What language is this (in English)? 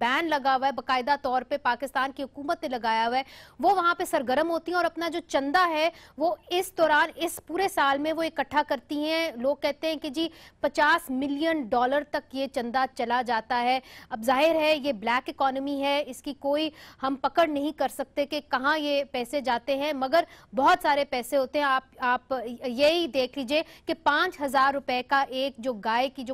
Hindi